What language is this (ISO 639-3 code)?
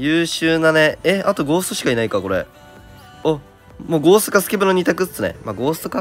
jpn